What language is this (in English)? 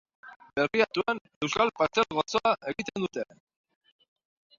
Basque